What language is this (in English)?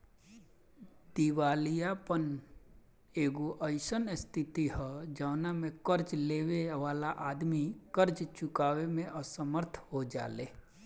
Bhojpuri